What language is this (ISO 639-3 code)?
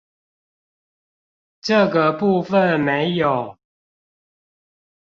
zho